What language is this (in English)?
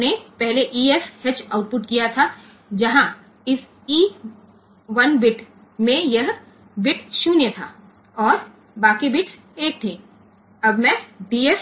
Gujarati